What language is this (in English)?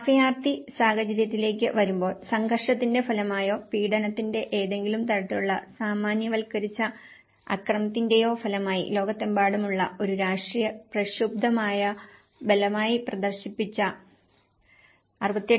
Malayalam